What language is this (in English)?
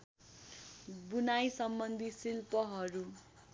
Nepali